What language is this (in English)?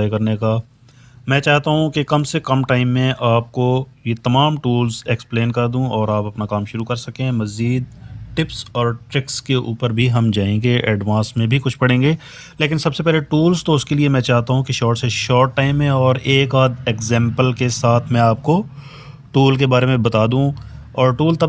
Urdu